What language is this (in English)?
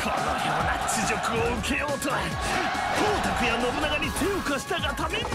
Japanese